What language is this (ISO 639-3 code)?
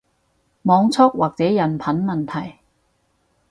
yue